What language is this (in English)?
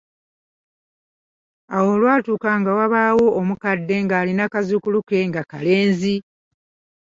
Ganda